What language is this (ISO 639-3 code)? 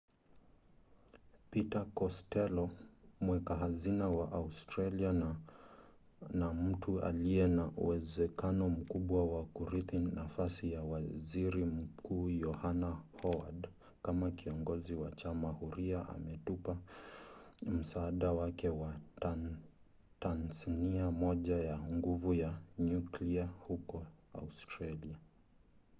swa